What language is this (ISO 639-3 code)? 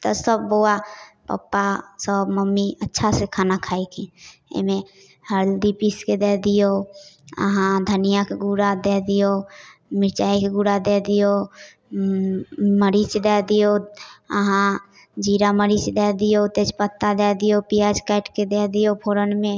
mai